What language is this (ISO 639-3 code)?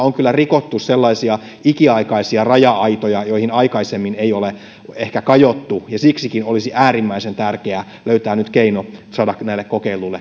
fin